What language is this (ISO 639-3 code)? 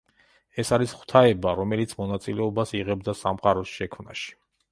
kat